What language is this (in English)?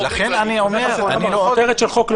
Hebrew